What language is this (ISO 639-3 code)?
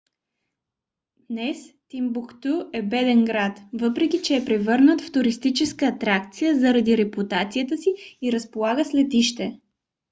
bul